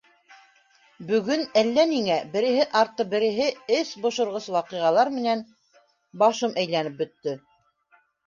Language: Bashkir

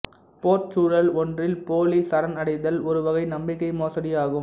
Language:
Tamil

